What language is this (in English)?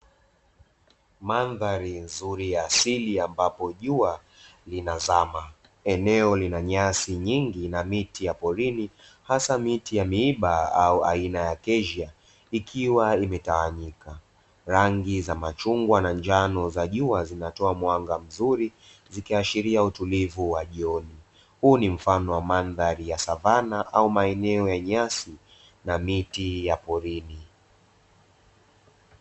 Swahili